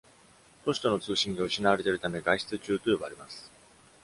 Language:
Japanese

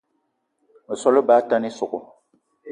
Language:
Eton (Cameroon)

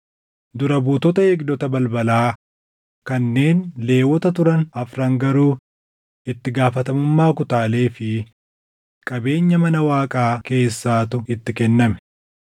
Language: Oromo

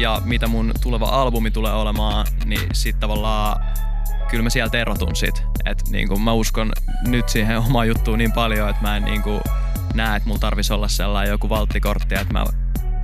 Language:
Finnish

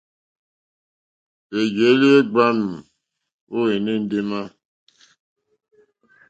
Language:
Mokpwe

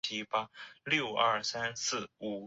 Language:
Chinese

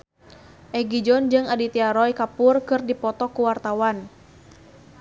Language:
Sundanese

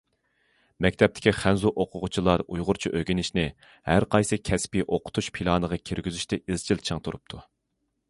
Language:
Uyghur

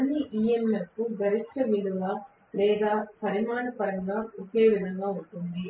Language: Telugu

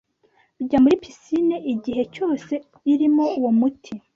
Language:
Kinyarwanda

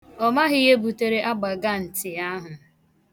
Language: Igbo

